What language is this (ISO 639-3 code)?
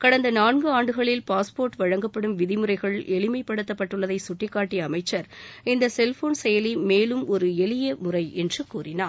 tam